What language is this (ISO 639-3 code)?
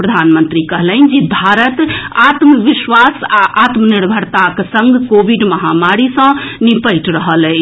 mai